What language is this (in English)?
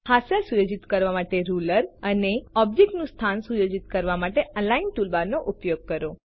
Gujarati